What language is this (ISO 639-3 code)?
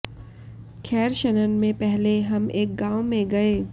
hin